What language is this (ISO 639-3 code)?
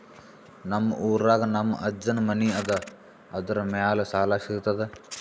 kan